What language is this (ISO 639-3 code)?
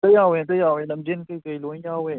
mni